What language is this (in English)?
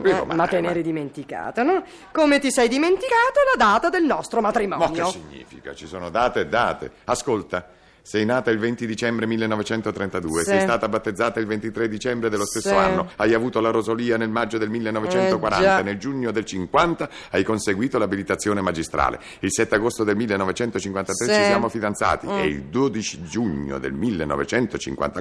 Italian